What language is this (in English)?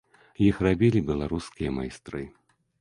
Belarusian